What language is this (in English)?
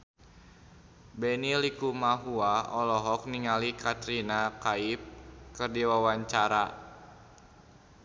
Sundanese